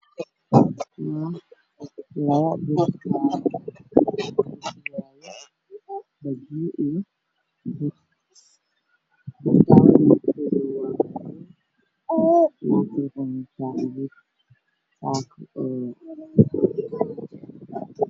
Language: Somali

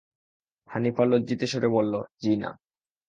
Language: Bangla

